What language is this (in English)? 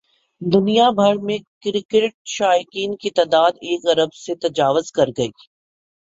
Urdu